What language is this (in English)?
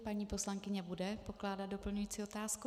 Czech